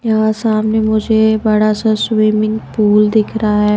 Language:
Hindi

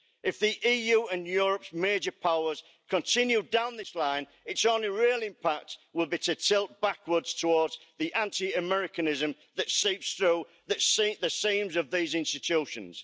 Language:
English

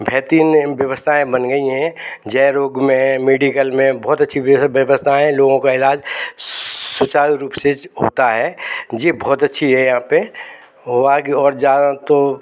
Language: Hindi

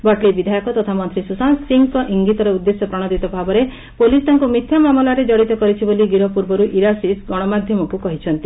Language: Odia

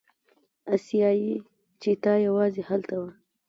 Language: Pashto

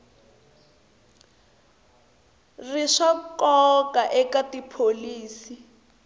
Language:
Tsonga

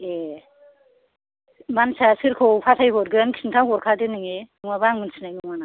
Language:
Bodo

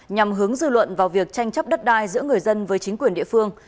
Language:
Vietnamese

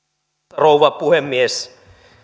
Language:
Finnish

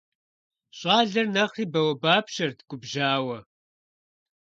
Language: Kabardian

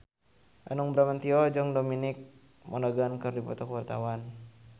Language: Sundanese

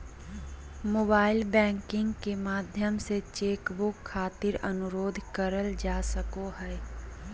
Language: Magahi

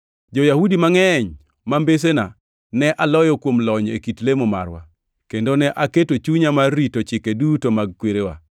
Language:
Luo (Kenya and Tanzania)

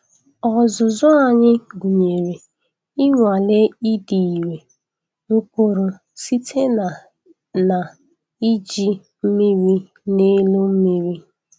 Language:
Igbo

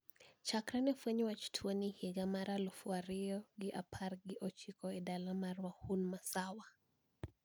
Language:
Luo (Kenya and Tanzania)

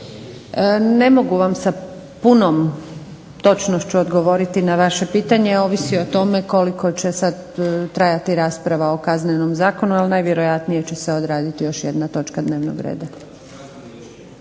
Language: Croatian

